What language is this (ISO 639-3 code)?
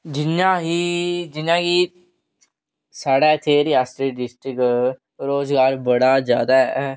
doi